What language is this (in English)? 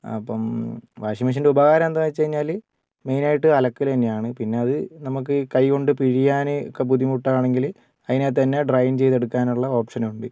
Malayalam